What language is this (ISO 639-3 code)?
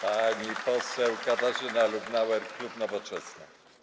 pol